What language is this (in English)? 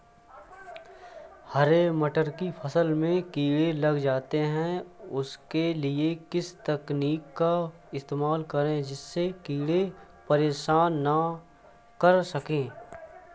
Hindi